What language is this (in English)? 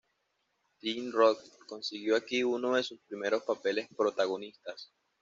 Spanish